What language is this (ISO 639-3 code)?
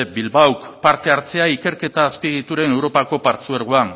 eus